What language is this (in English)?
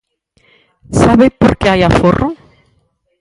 Galician